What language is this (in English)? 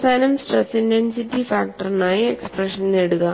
Malayalam